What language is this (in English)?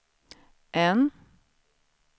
Swedish